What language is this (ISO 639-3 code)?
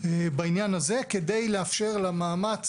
heb